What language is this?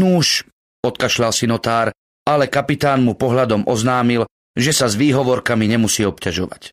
Slovak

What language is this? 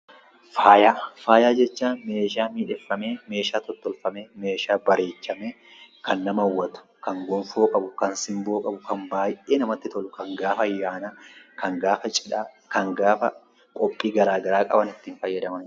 Oromo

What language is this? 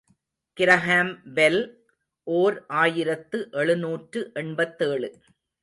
Tamil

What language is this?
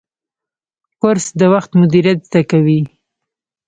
Pashto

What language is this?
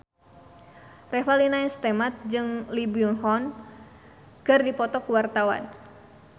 Sundanese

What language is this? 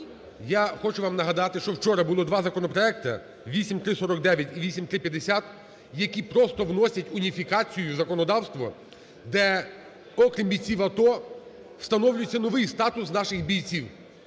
Ukrainian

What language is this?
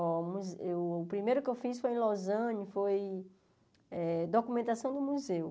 Portuguese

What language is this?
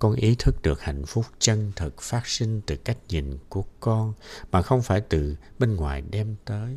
Vietnamese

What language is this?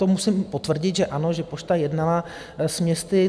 Czech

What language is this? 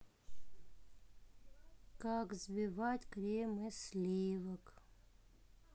Russian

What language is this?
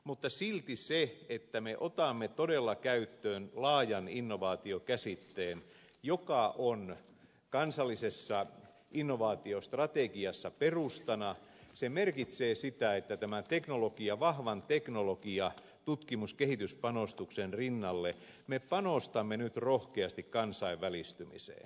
Finnish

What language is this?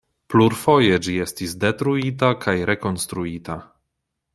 Esperanto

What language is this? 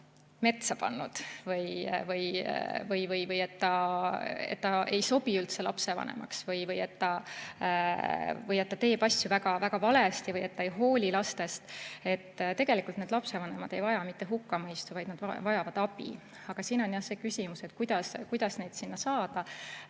Estonian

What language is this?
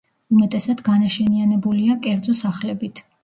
Georgian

